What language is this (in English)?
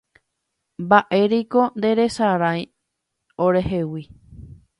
Guarani